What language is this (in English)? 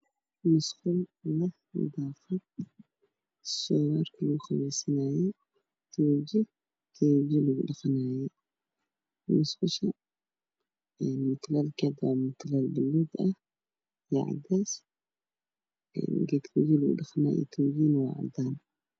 Somali